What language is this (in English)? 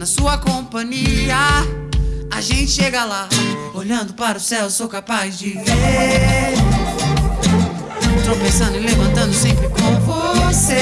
Portuguese